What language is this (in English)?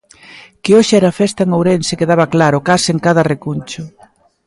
Galician